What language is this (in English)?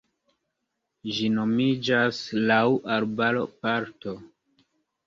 Esperanto